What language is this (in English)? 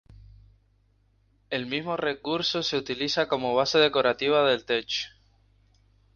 Spanish